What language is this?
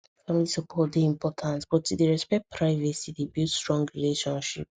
Nigerian Pidgin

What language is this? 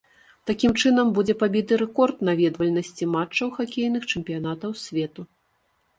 Belarusian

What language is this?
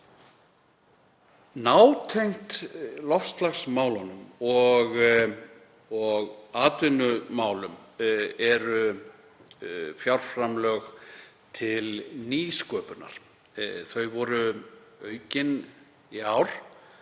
Icelandic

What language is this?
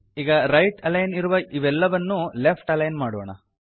Kannada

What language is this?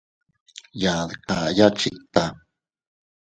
Teutila Cuicatec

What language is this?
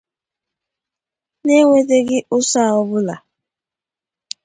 Igbo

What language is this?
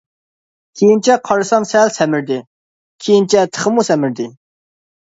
Uyghur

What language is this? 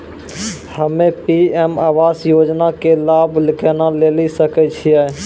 Maithili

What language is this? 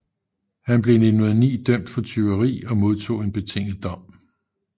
Danish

